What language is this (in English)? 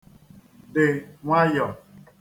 Igbo